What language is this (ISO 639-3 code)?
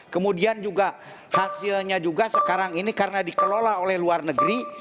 ind